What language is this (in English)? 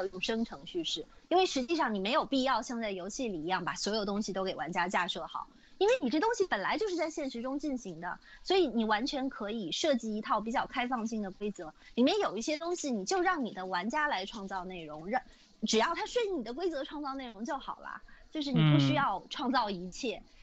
Chinese